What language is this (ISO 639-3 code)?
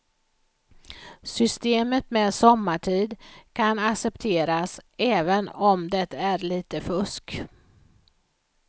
swe